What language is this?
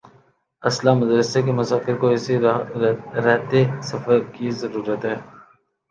Urdu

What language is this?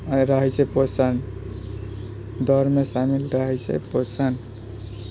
Maithili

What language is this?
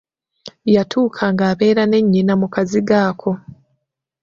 Ganda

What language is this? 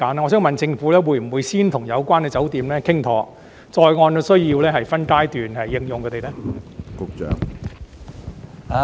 Cantonese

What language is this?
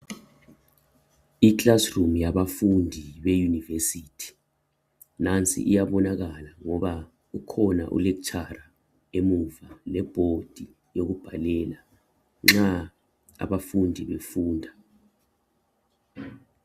North Ndebele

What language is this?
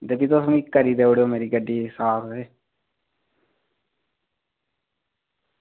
Dogri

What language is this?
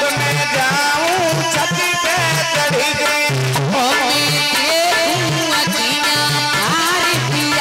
Arabic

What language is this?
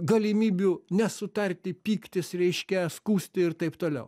Lithuanian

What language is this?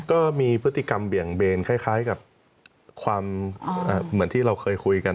Thai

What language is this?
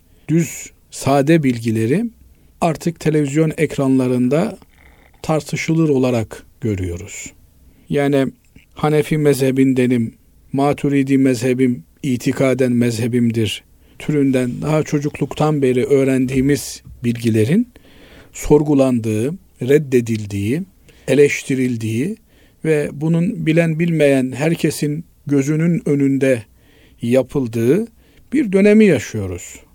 Turkish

